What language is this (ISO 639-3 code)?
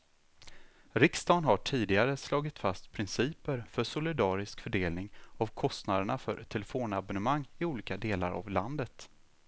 swe